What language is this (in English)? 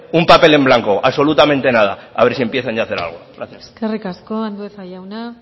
Spanish